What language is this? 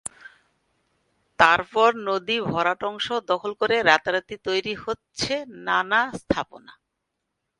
Bangla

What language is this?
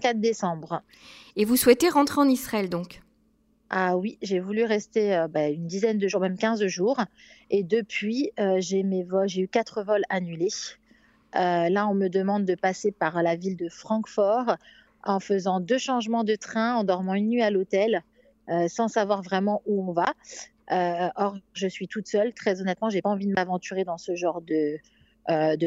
French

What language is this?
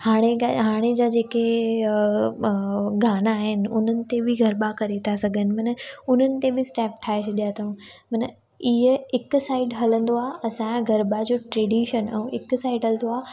Sindhi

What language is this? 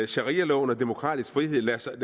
Danish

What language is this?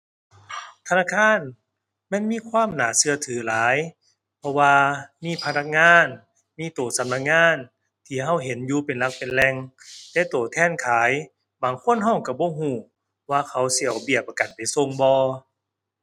Thai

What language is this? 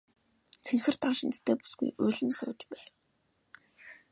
Mongolian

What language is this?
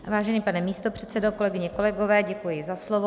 Czech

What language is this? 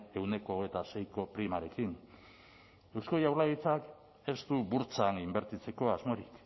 Basque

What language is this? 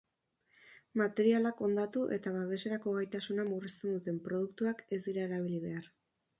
Basque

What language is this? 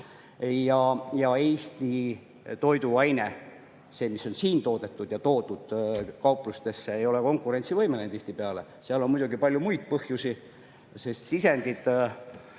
Estonian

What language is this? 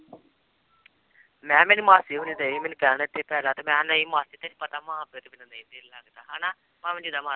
Punjabi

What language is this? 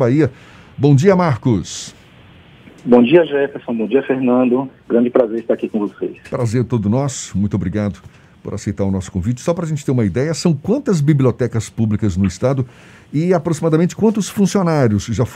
Portuguese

